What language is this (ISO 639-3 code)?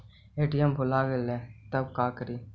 mag